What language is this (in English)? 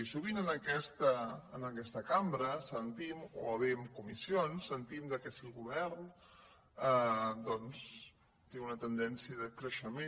Catalan